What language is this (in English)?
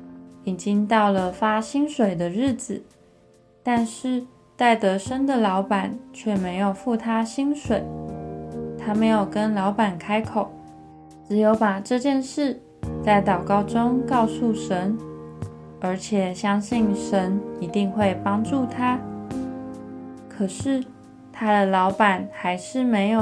Chinese